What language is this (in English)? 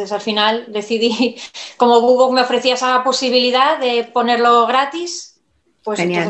Spanish